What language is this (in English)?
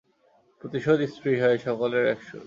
Bangla